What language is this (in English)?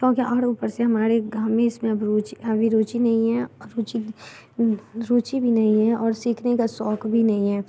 Hindi